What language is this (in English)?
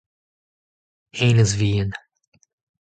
Breton